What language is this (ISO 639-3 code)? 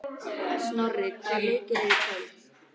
isl